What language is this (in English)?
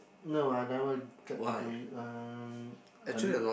English